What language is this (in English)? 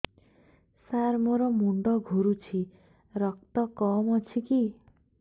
Odia